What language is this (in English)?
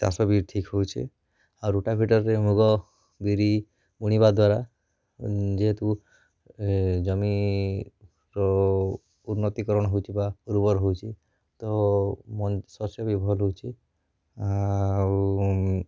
Odia